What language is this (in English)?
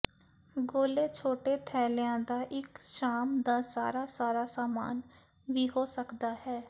Punjabi